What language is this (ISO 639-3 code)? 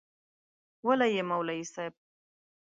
pus